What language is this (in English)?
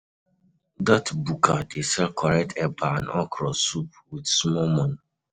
Nigerian Pidgin